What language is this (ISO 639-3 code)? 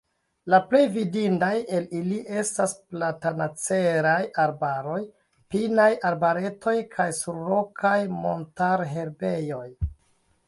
epo